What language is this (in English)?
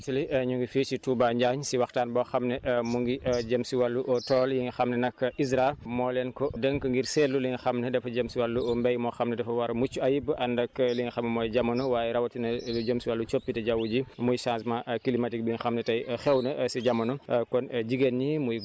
Wolof